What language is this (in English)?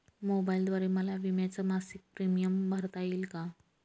Marathi